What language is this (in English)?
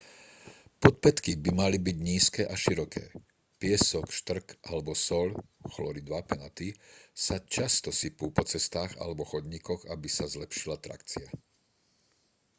Slovak